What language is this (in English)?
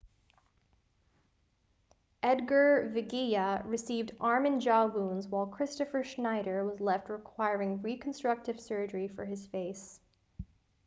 English